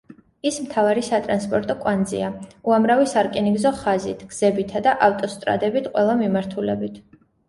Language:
Georgian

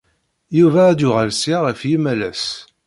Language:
Kabyle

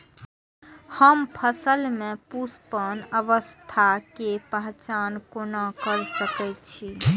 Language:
Maithili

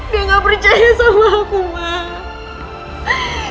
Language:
Indonesian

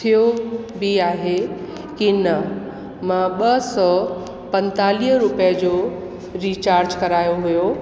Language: Sindhi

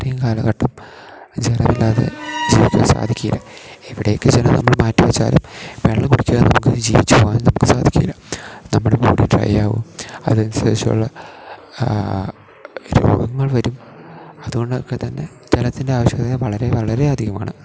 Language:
Malayalam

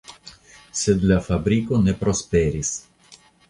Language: Esperanto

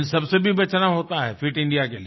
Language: Hindi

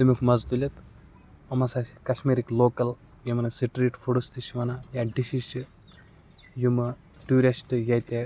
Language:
Kashmiri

